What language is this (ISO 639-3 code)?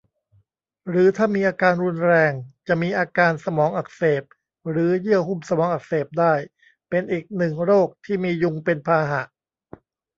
tha